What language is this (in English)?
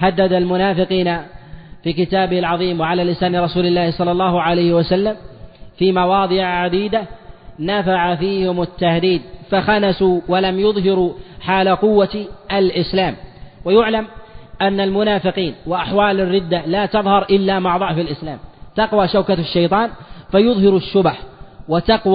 Arabic